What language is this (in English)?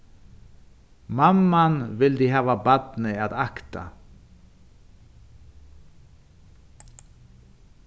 Faroese